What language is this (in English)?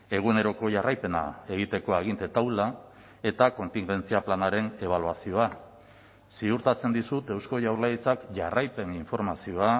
Basque